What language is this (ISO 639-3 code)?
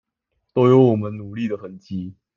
zho